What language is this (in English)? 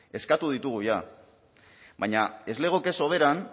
Basque